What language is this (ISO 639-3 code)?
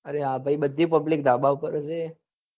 guj